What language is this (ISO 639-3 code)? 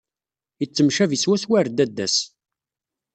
kab